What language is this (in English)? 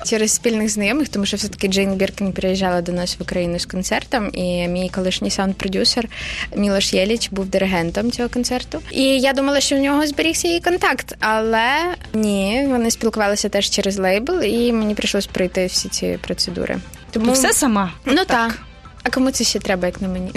Ukrainian